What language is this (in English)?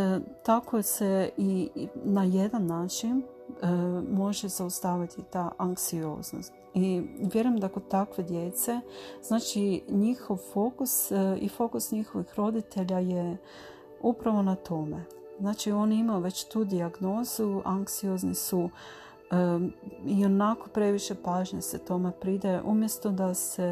Croatian